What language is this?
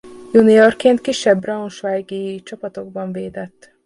Hungarian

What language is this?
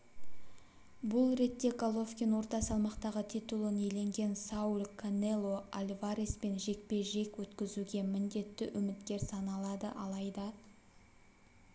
Kazakh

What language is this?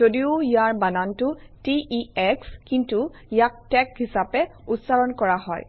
Assamese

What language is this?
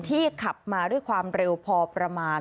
Thai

